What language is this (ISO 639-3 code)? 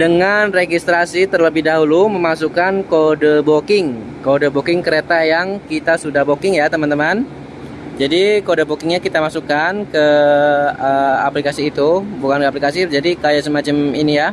ind